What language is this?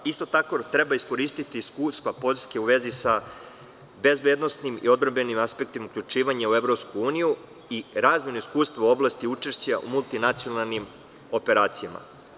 Serbian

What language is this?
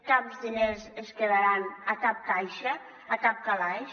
Catalan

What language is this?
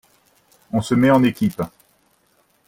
French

